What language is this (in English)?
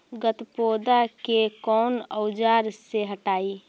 Magahi